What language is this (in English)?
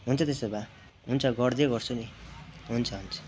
Nepali